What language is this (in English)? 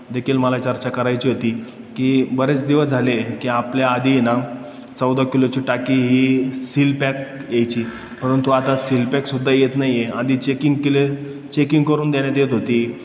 Marathi